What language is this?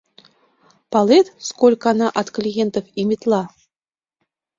Mari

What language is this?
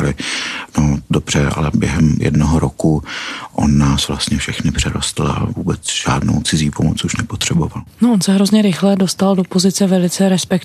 Czech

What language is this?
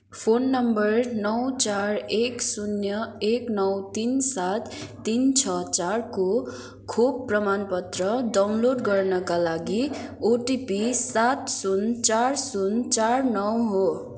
Nepali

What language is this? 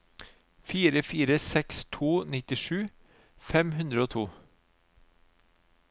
Norwegian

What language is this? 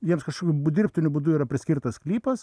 Lithuanian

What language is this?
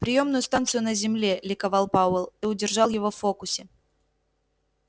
Russian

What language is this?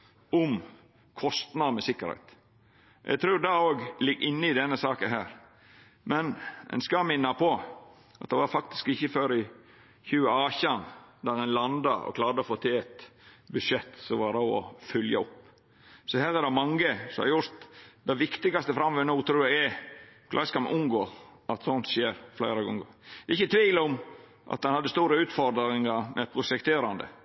Norwegian Nynorsk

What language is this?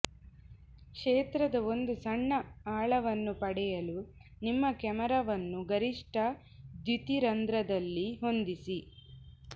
Kannada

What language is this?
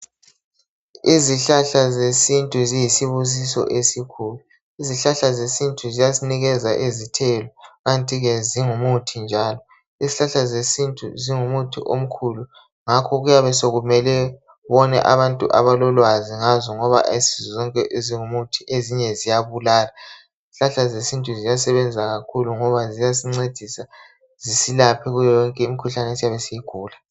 North Ndebele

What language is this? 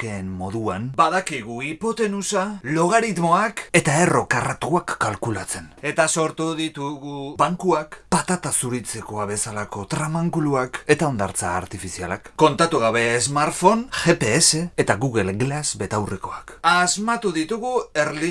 Spanish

